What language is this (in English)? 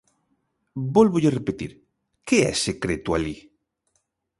Galician